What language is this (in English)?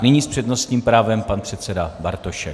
Czech